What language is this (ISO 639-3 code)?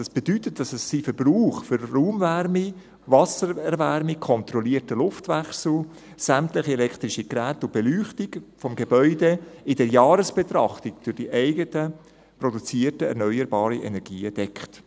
gsw